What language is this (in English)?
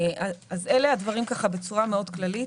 Hebrew